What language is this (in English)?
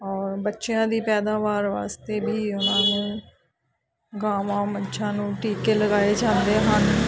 Punjabi